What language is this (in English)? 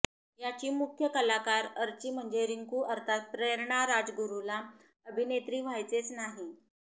Marathi